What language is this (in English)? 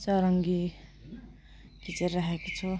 Nepali